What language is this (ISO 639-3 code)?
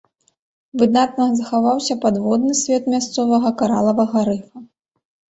bel